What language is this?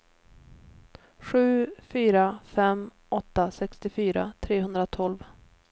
Swedish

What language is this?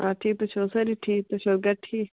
Kashmiri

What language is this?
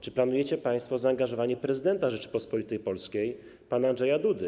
Polish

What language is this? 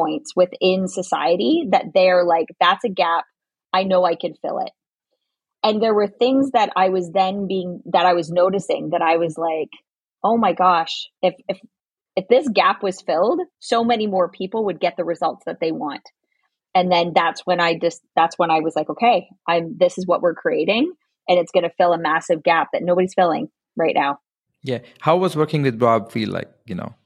English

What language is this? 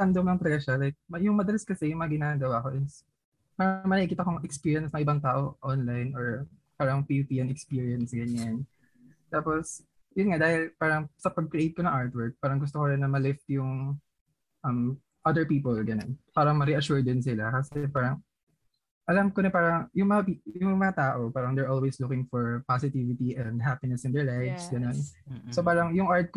Filipino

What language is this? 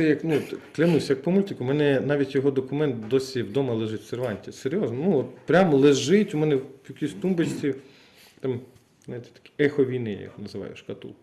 Ukrainian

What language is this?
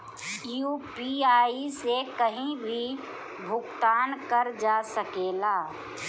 Bhojpuri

